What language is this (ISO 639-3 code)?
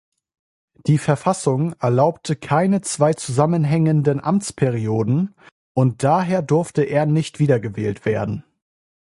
deu